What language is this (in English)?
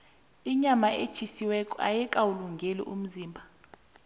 South Ndebele